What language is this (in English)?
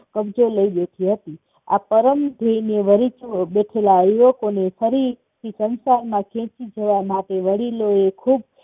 Gujarati